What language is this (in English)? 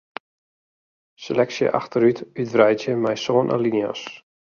Western Frisian